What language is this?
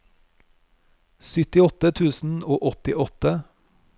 Norwegian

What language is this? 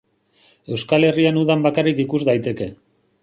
Basque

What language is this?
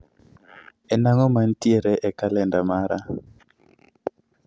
Luo (Kenya and Tanzania)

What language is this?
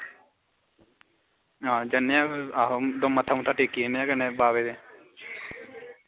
Dogri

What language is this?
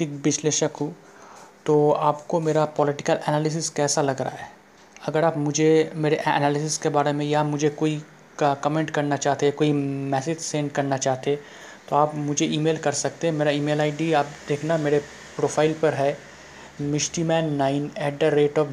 Hindi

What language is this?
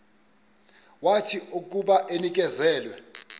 Xhosa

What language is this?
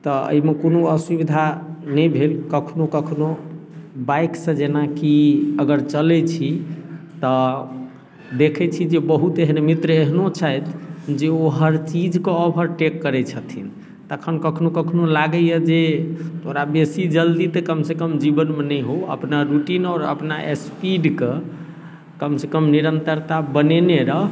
Maithili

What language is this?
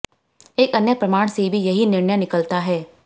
Hindi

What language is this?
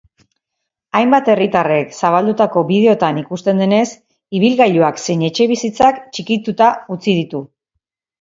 Basque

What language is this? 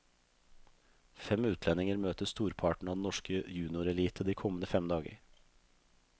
Norwegian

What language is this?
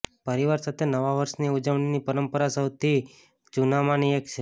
Gujarati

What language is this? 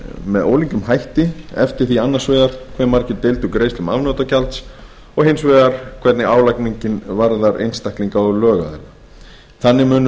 Icelandic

